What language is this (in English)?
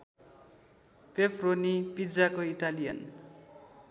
Nepali